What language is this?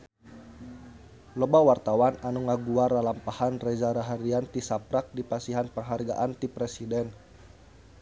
Sundanese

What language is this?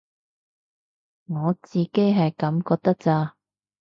Cantonese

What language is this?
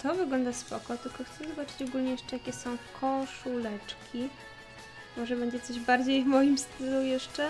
Polish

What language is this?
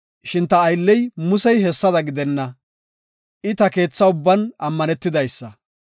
Gofa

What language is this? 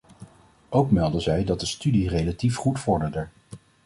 Dutch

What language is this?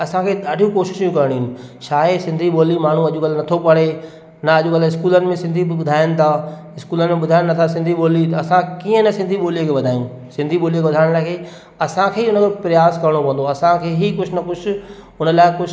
Sindhi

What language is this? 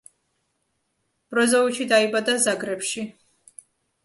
Georgian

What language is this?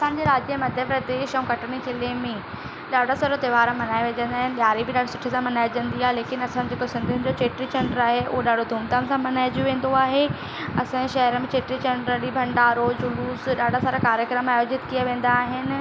Sindhi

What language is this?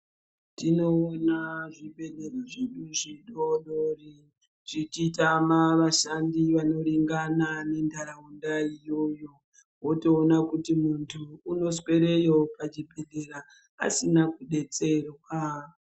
Ndau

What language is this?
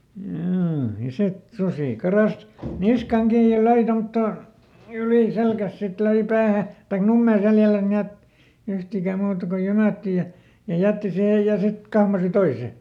Finnish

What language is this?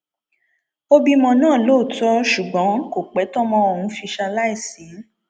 Yoruba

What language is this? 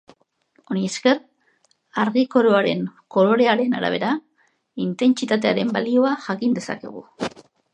Basque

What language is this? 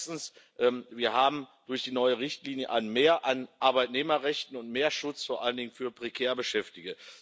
German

